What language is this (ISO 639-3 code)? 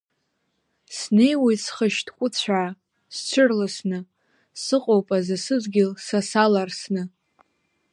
abk